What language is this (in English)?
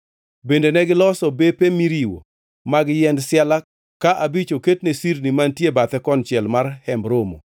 Luo (Kenya and Tanzania)